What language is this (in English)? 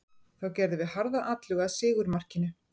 Icelandic